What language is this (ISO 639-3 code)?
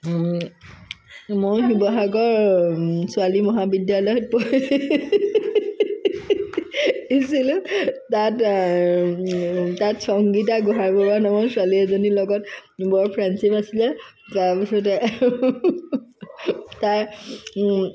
asm